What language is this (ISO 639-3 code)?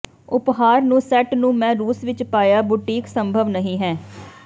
pan